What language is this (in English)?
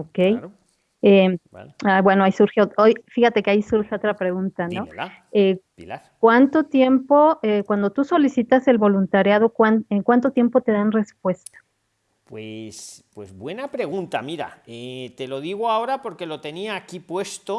Spanish